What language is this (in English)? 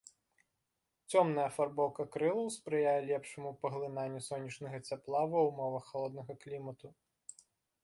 Belarusian